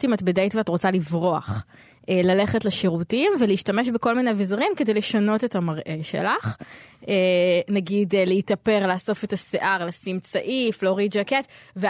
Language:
Hebrew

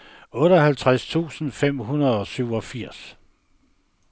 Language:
Danish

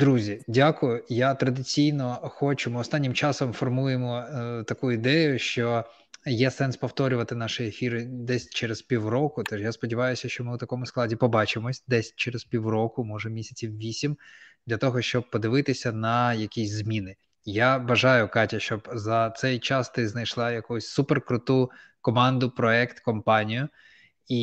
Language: Ukrainian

